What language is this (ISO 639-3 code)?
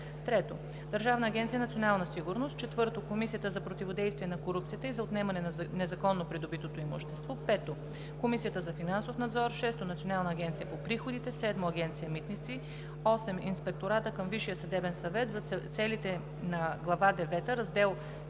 bul